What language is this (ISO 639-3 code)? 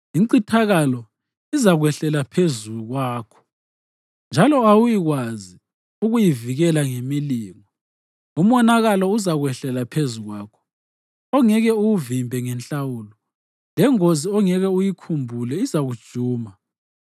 nde